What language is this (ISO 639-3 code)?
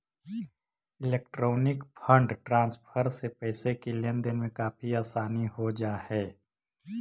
mag